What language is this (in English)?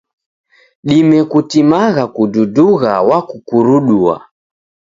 Taita